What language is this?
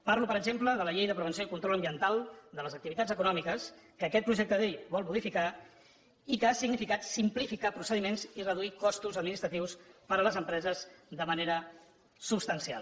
Catalan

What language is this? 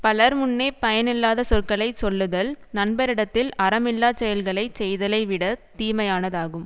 Tamil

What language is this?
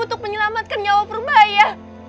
Indonesian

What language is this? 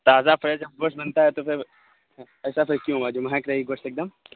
Urdu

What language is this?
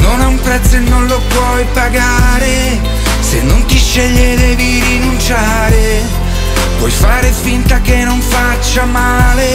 Italian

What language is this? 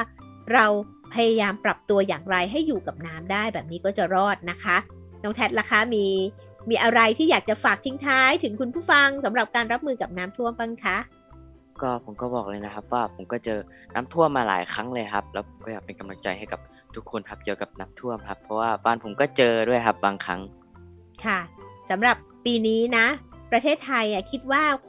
Thai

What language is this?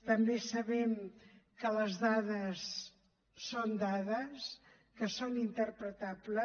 Catalan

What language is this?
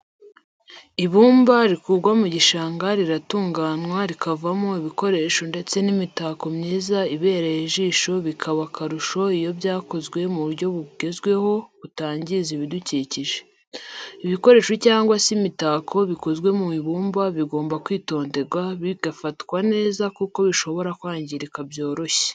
Kinyarwanda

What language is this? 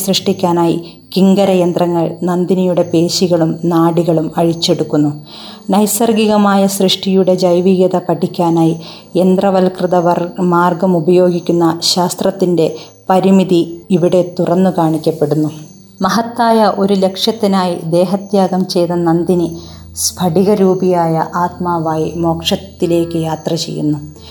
Malayalam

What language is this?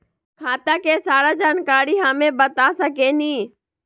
Magahi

